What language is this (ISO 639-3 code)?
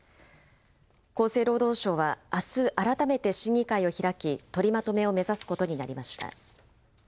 jpn